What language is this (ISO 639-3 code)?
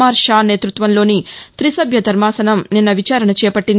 tel